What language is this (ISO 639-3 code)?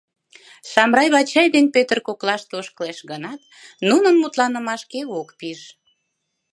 chm